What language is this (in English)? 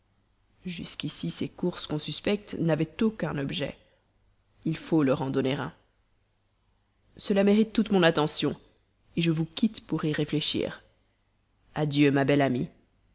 French